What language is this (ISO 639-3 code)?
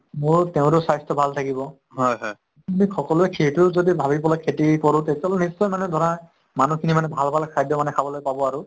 asm